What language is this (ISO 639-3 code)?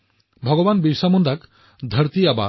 asm